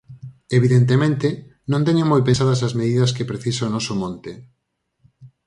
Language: Galician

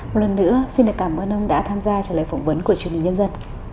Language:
Vietnamese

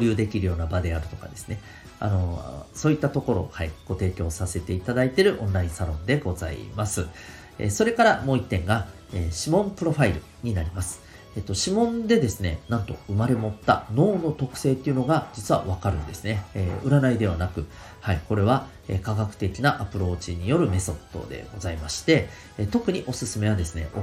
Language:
Japanese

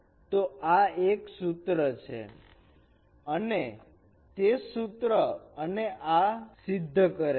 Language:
Gujarati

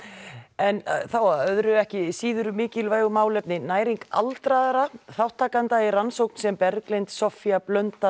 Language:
Icelandic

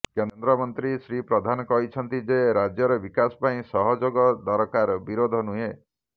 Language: Odia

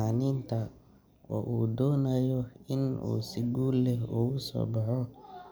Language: Somali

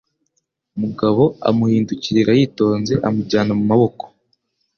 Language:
Kinyarwanda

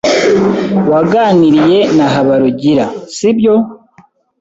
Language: Kinyarwanda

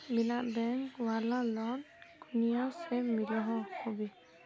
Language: Magahi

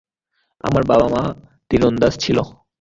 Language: Bangla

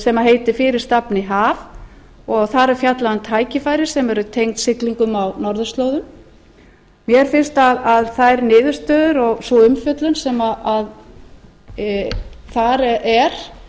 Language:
Icelandic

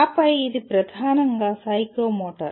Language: Telugu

